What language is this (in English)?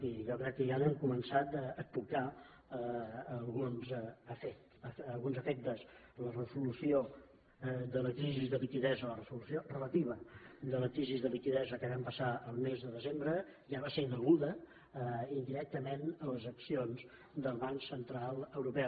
Catalan